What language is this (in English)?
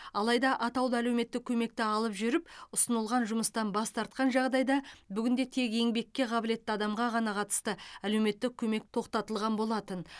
Kazakh